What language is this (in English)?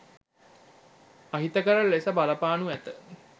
Sinhala